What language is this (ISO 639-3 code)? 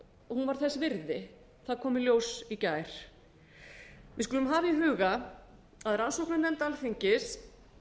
isl